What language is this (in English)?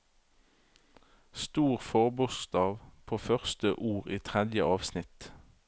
Norwegian